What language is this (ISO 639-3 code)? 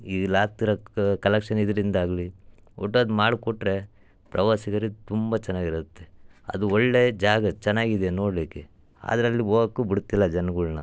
kan